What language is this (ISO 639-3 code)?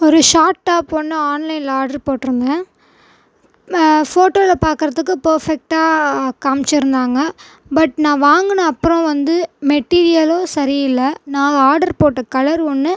tam